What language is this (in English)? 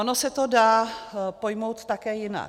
Czech